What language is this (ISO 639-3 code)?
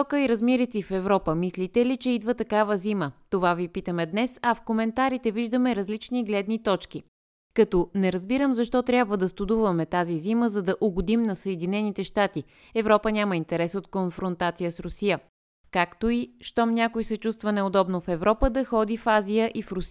bul